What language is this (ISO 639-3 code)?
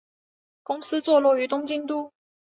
zho